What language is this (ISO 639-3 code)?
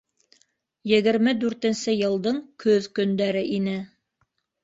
bak